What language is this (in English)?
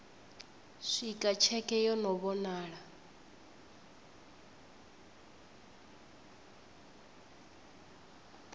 Venda